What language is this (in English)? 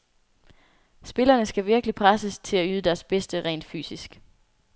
Danish